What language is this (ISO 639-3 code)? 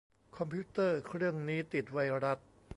tha